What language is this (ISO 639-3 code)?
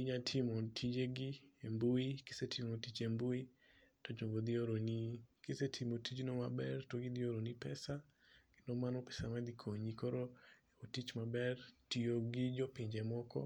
luo